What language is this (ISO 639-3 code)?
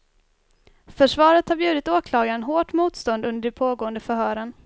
swe